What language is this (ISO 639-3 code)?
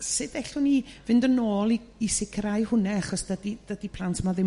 cym